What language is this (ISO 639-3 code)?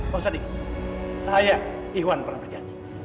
ind